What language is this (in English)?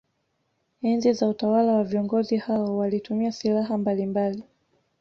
Swahili